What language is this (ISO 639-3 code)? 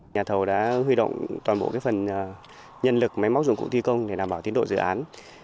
vie